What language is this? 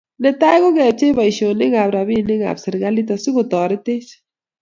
Kalenjin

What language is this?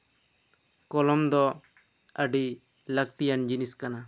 Santali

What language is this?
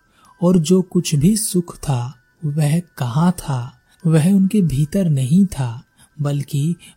Hindi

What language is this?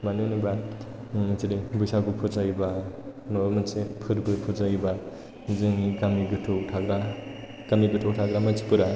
Bodo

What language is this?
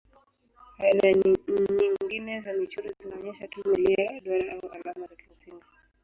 Swahili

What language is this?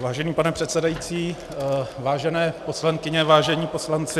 Czech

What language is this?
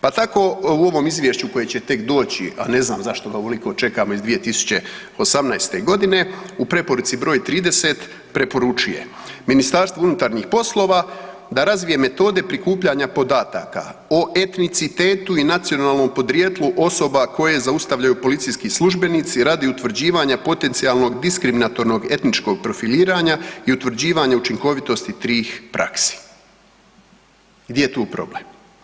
Croatian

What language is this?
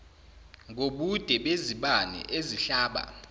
Zulu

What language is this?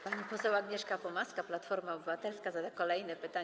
Polish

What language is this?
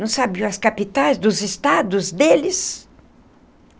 Portuguese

